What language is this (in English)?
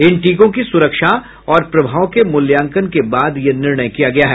Hindi